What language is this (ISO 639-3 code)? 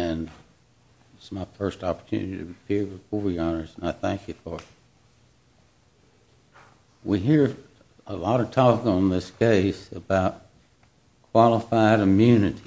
eng